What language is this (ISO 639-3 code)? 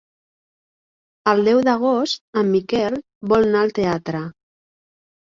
cat